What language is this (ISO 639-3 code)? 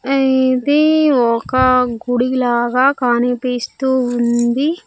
tel